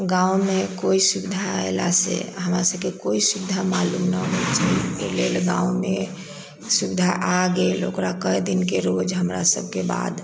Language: Maithili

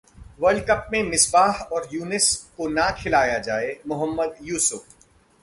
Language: Hindi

